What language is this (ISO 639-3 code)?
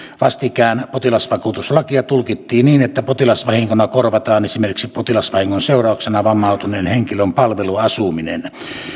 fin